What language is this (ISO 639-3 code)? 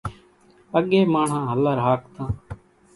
gjk